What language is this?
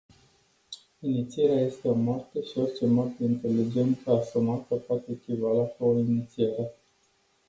Romanian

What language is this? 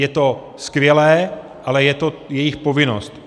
Czech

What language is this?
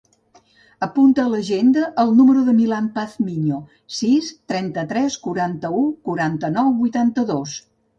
Catalan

